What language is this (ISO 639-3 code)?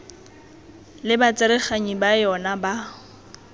tsn